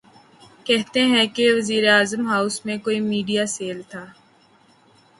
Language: Urdu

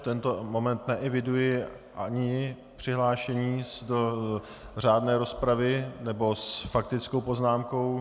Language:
Czech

